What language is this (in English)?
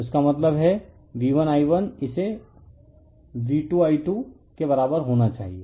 Hindi